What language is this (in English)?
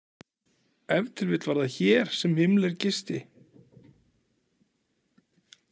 Icelandic